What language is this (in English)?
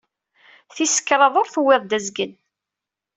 Kabyle